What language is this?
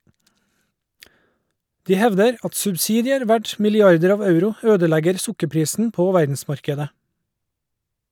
Norwegian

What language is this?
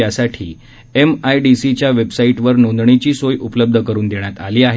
Marathi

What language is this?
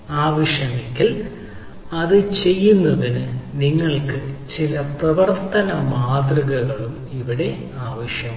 Malayalam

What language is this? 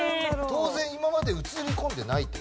Japanese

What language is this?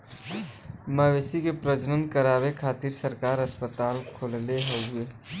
Bhojpuri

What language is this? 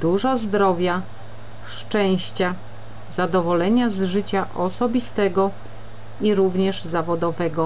Polish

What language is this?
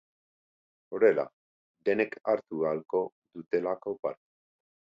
Basque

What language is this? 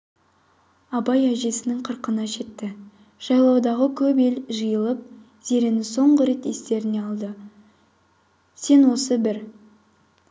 Kazakh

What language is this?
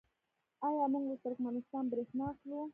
Pashto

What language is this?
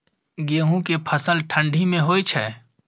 Maithili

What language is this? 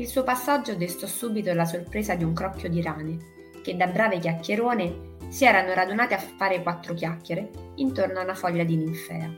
Italian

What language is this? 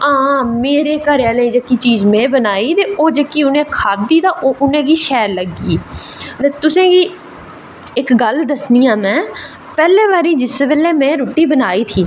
Dogri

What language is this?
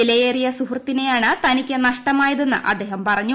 Malayalam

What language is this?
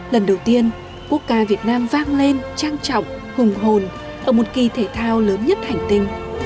Vietnamese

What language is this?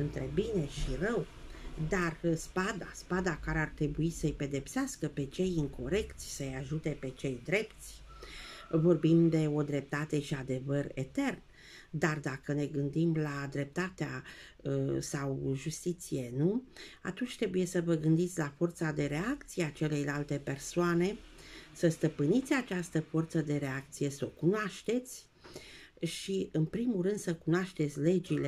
Romanian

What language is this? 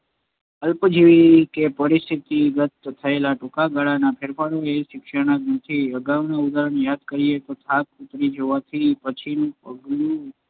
Gujarati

